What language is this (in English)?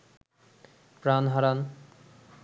Bangla